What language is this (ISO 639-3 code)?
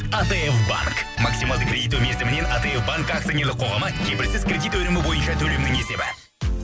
kaz